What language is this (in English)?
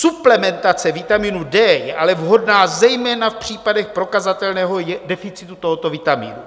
Czech